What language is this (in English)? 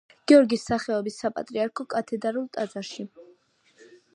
Georgian